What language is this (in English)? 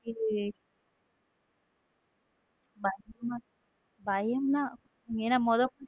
Tamil